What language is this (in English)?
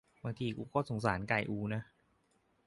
Thai